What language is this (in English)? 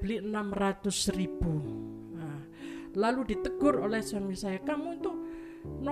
Indonesian